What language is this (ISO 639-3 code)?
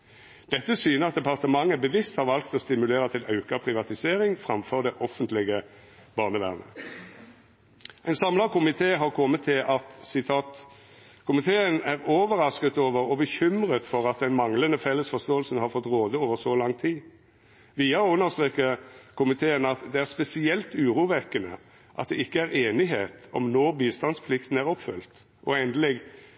nno